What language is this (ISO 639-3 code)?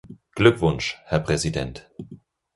deu